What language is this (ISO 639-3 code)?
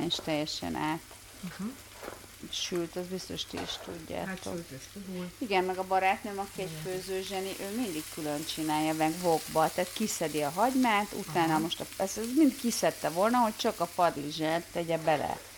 hun